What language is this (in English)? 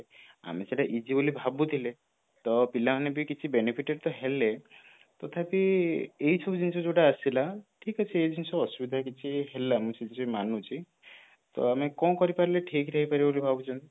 Odia